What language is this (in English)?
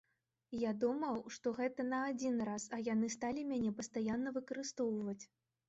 Belarusian